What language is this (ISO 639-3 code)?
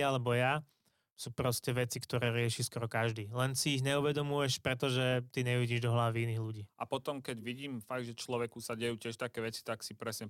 slk